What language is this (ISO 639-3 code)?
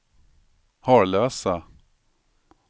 swe